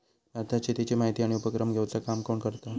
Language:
Marathi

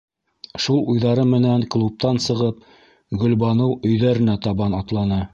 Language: Bashkir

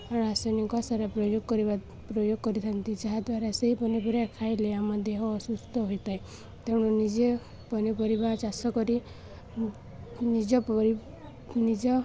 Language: Odia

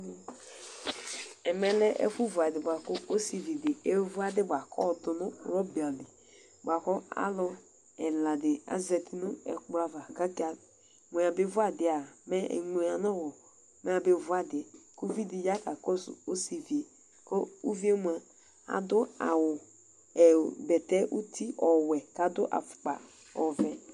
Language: Ikposo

